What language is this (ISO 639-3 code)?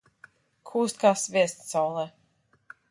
lav